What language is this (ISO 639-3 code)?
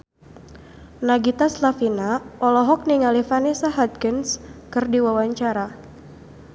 sun